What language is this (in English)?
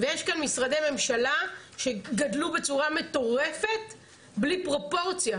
Hebrew